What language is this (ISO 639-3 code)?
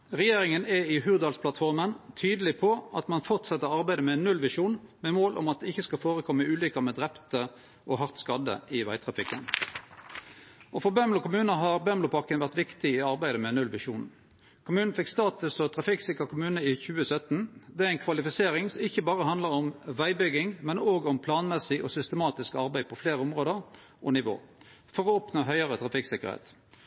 nno